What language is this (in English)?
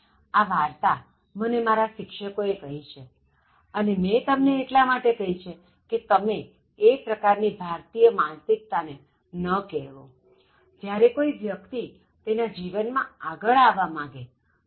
Gujarati